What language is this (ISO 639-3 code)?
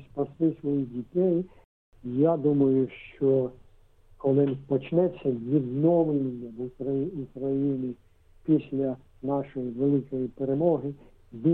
ukr